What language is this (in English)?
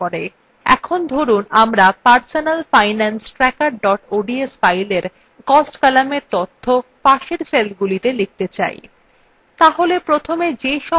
Bangla